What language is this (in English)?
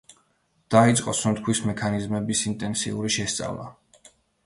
Georgian